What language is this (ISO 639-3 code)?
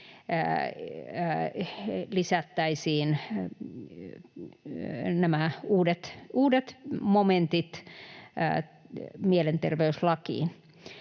fin